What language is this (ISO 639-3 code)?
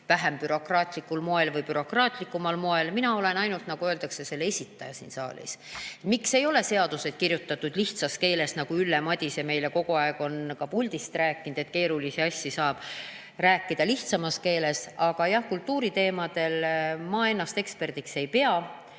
est